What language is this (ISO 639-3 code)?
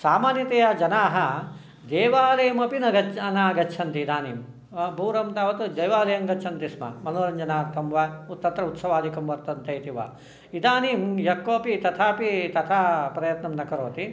san